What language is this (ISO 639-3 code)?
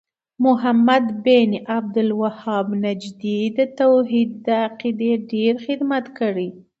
pus